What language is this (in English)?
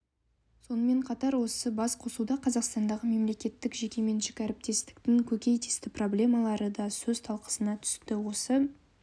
Kazakh